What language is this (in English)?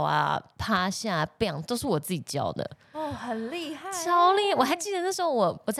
Chinese